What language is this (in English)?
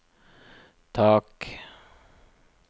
Norwegian